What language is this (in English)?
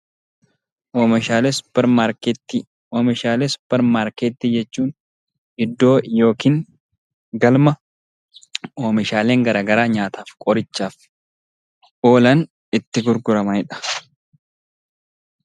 Oromo